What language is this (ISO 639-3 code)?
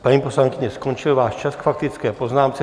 ces